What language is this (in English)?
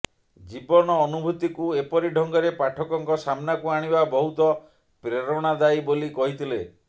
Odia